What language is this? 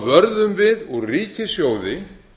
Icelandic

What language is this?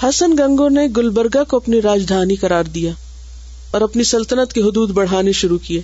Urdu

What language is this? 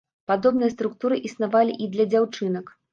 Belarusian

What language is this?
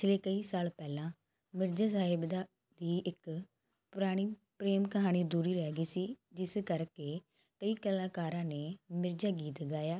Punjabi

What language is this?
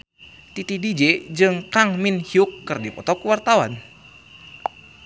Sundanese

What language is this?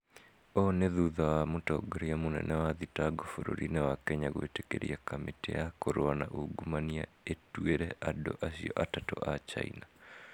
Kikuyu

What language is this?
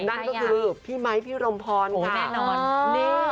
Thai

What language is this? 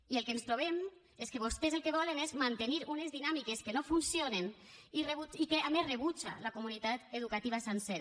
Catalan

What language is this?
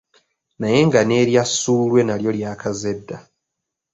Ganda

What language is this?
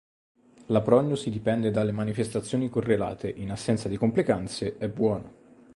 Italian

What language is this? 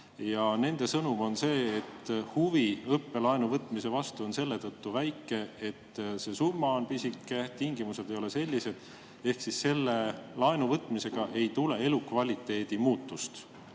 Estonian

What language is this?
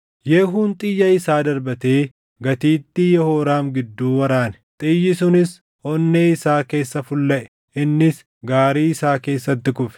Oromo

